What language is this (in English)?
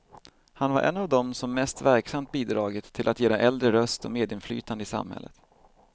Swedish